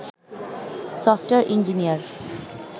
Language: Bangla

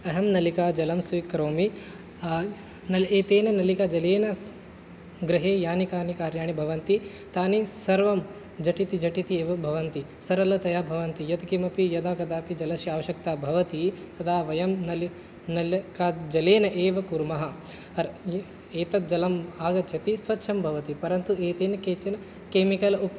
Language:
Sanskrit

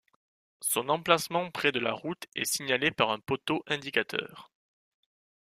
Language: French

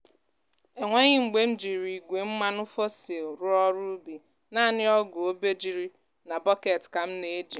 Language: Igbo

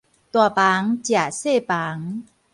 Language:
Min Nan Chinese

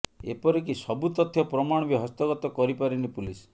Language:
Odia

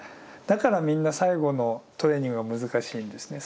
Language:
Japanese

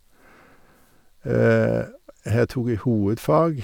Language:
Norwegian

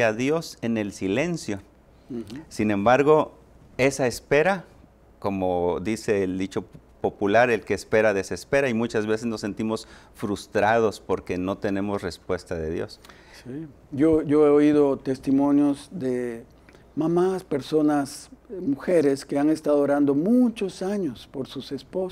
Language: Spanish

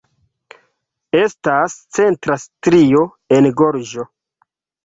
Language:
Esperanto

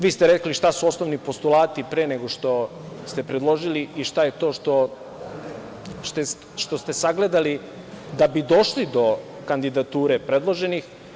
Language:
Serbian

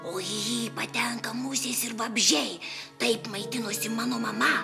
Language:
Lithuanian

